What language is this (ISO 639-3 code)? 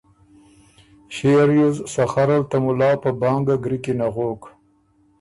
oru